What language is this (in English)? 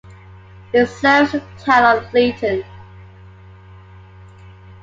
English